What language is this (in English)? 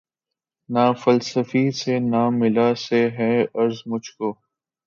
Urdu